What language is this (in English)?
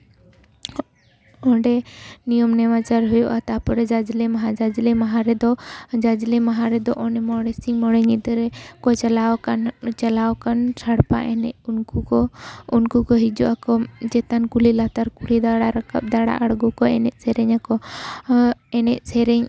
Santali